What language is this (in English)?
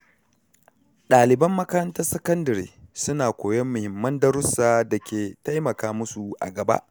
Hausa